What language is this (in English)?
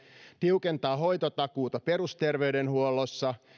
Finnish